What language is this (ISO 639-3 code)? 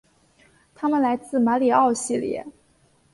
zho